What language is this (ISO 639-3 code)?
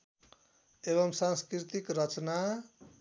nep